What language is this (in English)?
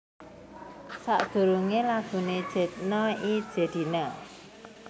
Javanese